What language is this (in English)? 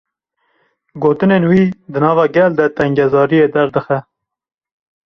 Kurdish